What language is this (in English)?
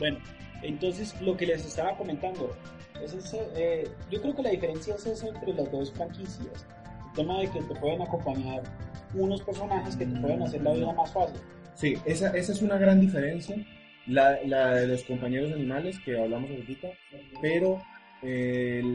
Spanish